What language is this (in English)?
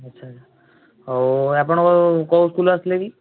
Odia